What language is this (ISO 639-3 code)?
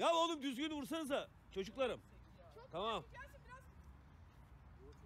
tur